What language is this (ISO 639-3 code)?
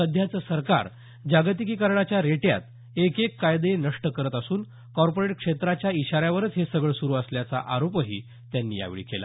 mar